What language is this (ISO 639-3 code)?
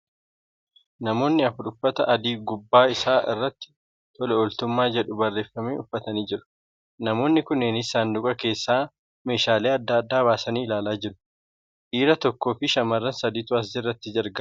orm